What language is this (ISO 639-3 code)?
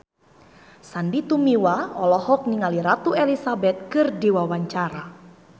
sun